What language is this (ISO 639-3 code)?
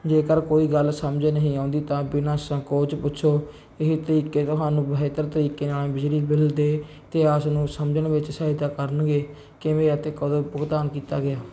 pan